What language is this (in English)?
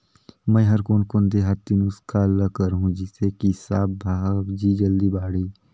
Chhattisgarhi